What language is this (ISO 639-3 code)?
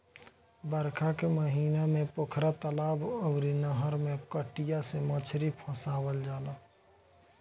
bho